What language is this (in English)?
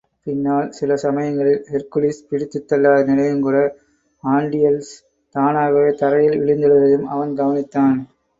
Tamil